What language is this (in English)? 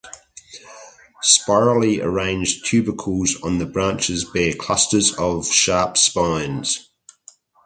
English